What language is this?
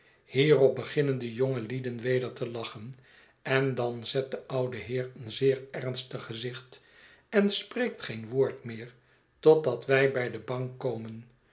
Dutch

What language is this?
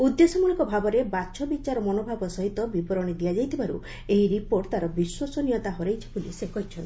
Odia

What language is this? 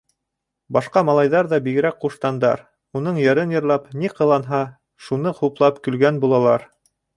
Bashkir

